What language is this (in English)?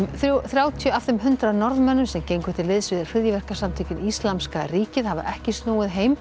Icelandic